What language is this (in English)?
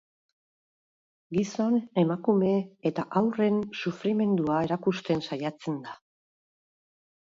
Basque